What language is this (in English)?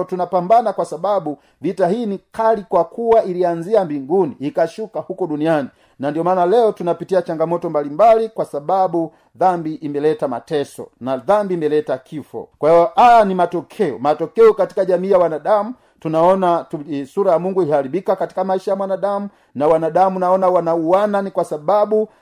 Swahili